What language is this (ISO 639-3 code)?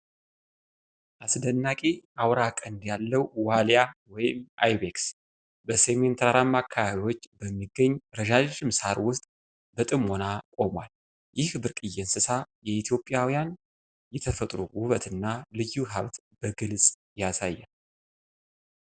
amh